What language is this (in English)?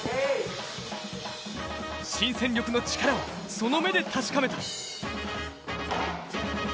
Japanese